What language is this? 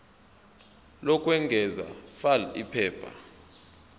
Zulu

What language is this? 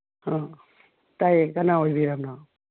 Manipuri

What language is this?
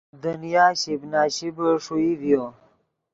Yidgha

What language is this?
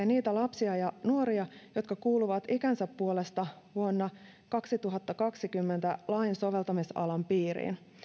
Finnish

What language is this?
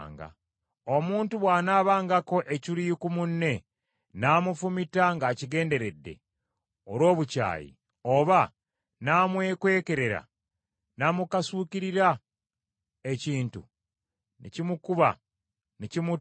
Ganda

